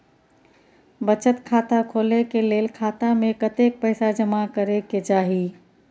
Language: Maithili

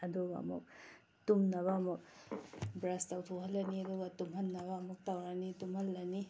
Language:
Manipuri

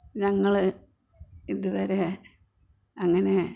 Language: Malayalam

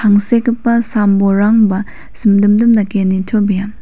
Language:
Garo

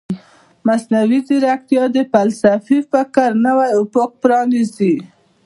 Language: Pashto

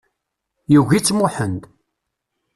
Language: Kabyle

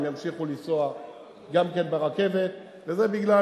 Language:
Hebrew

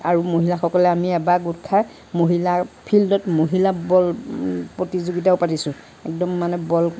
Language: Assamese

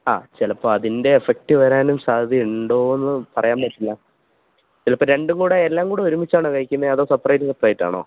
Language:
Malayalam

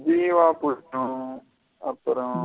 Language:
Tamil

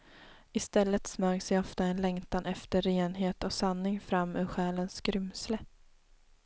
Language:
Swedish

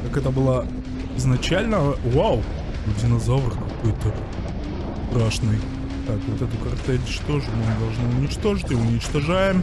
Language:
Russian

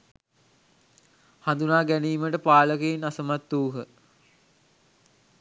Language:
Sinhala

